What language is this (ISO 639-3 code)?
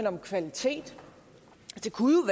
dan